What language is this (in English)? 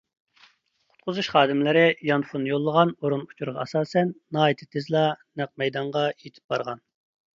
Uyghur